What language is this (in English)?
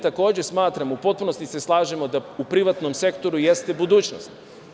Serbian